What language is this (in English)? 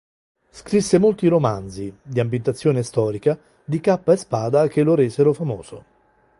Italian